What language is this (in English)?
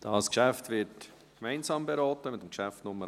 Swiss German